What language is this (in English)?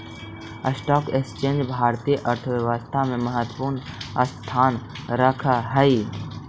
Magahi